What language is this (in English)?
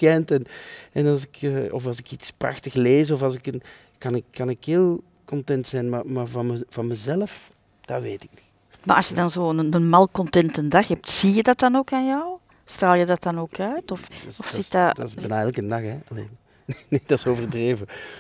Dutch